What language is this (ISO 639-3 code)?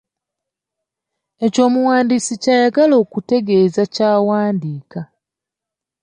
lug